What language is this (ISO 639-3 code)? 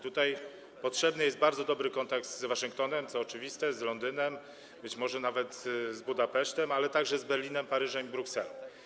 pol